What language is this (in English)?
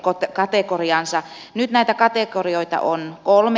Finnish